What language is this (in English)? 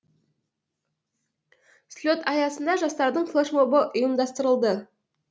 Kazakh